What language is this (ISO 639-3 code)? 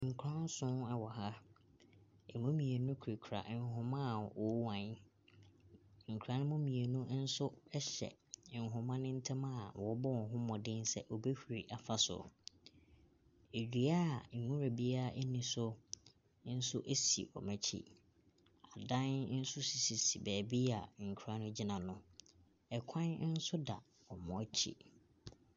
aka